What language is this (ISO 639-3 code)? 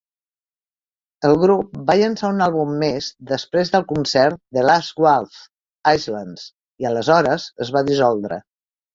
cat